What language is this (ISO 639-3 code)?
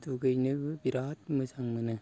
brx